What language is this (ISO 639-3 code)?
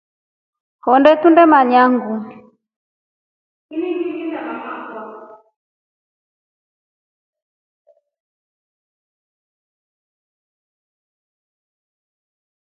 rof